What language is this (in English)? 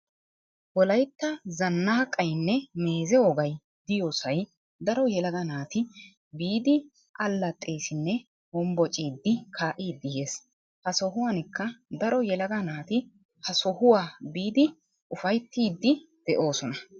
Wolaytta